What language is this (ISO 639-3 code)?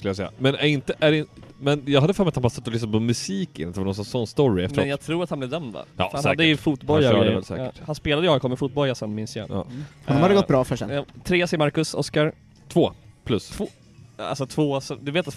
swe